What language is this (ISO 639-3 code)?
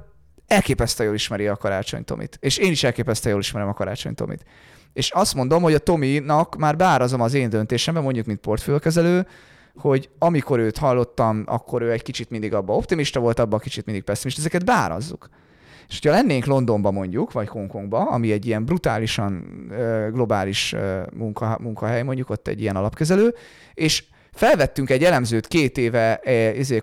hun